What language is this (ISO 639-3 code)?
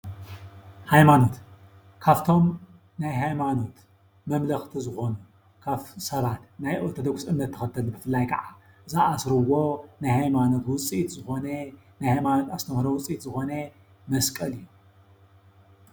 tir